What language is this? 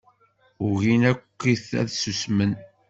Kabyle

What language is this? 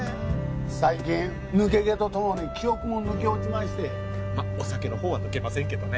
Japanese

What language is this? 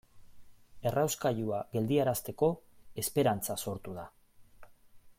Basque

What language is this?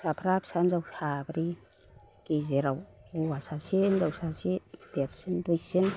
Bodo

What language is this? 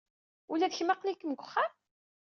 Kabyle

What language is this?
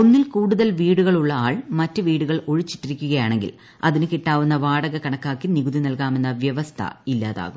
Malayalam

